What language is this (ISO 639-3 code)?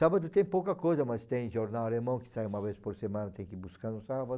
por